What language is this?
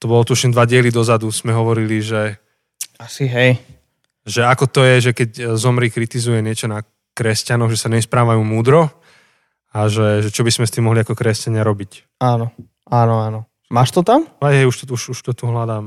Slovak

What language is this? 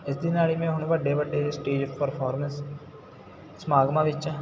Punjabi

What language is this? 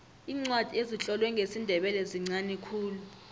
South Ndebele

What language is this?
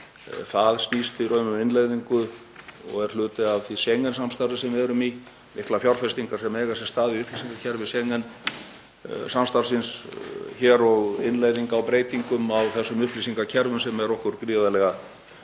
Icelandic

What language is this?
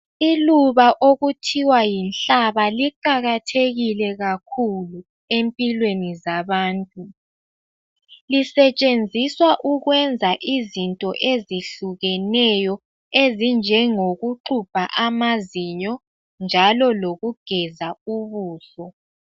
North Ndebele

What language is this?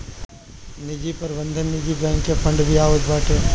Bhojpuri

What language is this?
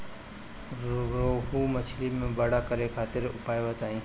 Bhojpuri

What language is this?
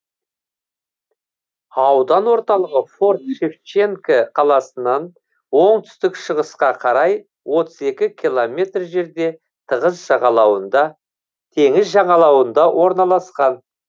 Kazakh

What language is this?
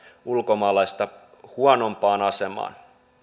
Finnish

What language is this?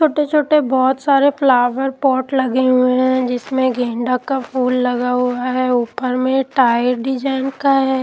Hindi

